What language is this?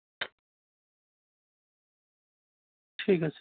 Bangla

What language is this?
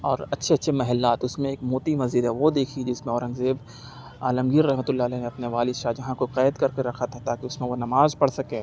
Urdu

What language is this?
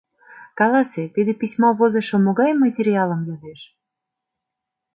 Mari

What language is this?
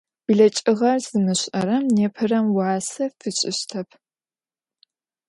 Adyghe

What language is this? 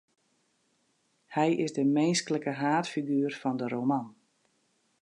Western Frisian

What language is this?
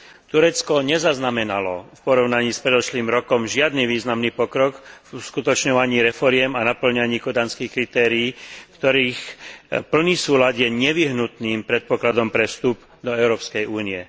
Slovak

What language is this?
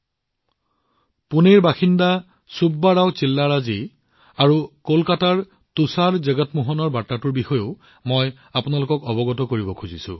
Assamese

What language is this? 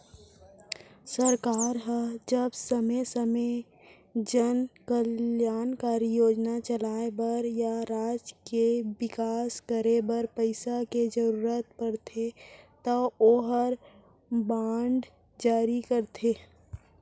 Chhattisgarhi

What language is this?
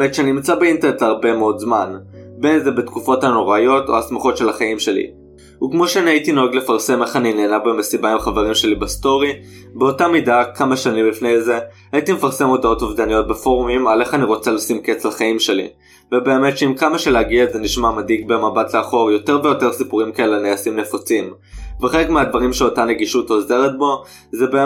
Hebrew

